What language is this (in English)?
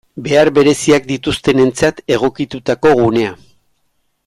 Basque